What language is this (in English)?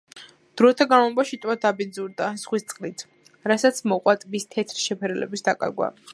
Georgian